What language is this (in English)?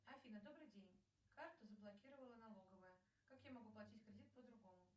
Russian